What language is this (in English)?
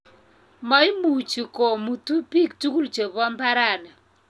Kalenjin